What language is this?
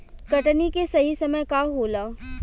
Bhojpuri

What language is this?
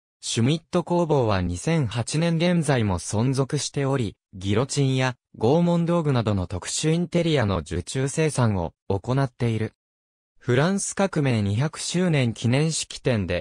Japanese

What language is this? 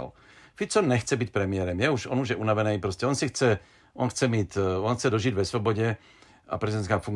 Czech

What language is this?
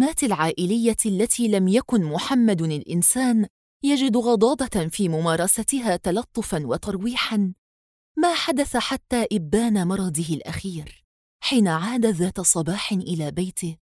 Arabic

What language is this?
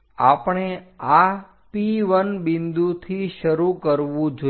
Gujarati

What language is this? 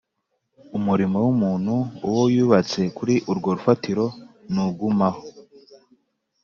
Kinyarwanda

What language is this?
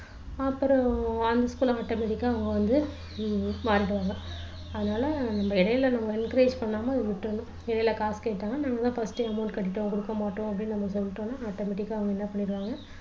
Tamil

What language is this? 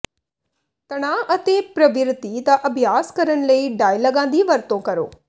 Punjabi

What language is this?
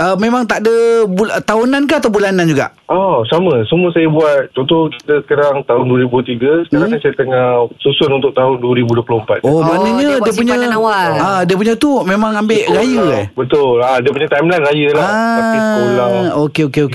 Malay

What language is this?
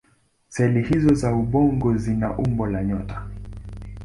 Swahili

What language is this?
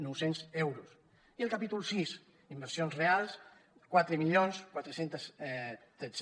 Catalan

